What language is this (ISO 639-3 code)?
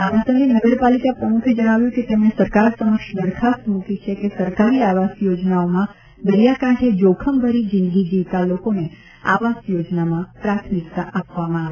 guj